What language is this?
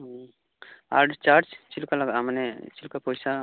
Santali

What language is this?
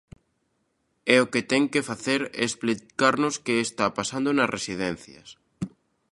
Galician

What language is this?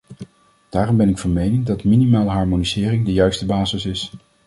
Dutch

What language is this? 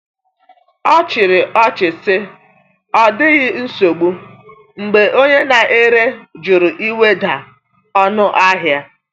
Igbo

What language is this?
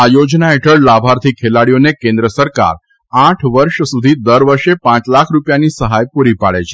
Gujarati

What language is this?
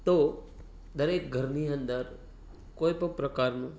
Gujarati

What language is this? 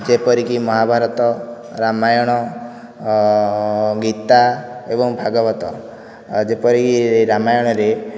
Odia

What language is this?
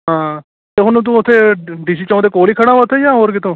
Punjabi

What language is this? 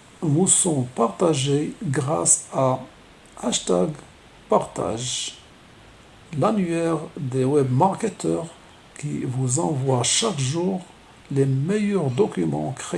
French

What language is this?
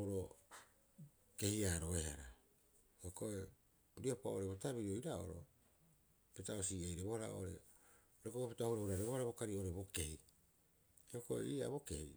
Rapoisi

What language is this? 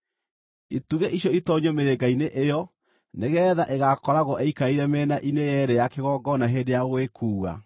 Kikuyu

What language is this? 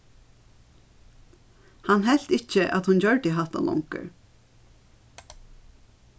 Faroese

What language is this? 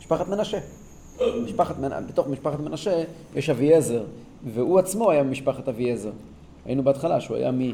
Hebrew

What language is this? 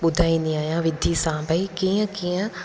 Sindhi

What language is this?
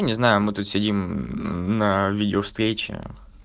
Russian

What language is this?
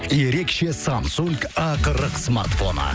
Kazakh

